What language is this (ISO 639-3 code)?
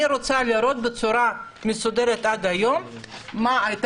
heb